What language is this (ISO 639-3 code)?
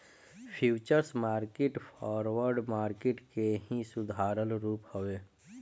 bho